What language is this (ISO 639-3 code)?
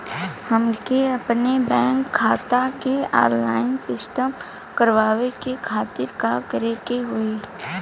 bho